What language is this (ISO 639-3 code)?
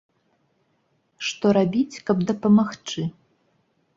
bel